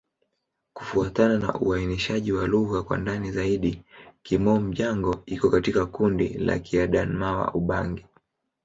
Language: Swahili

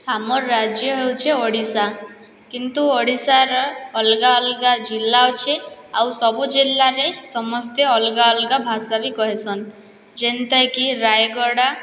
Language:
Odia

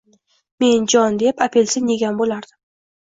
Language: Uzbek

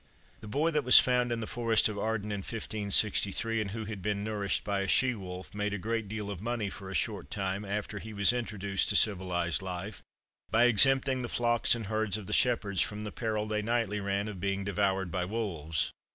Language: English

